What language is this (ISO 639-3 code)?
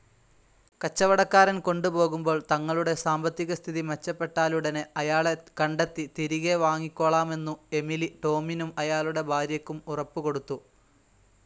mal